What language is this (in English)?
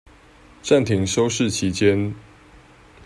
Chinese